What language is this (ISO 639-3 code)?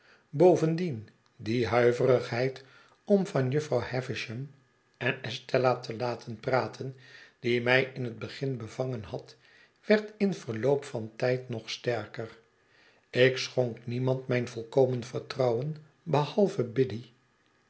nld